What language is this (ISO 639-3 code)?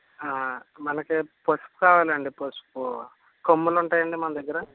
tel